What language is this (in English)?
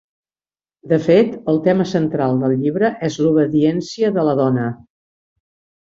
Catalan